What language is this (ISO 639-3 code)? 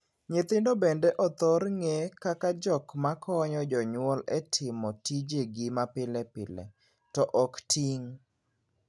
luo